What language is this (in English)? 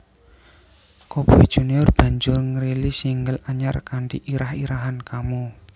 Javanese